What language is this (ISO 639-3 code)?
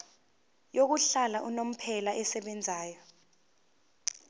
zul